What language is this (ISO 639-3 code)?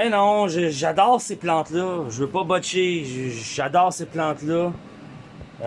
fra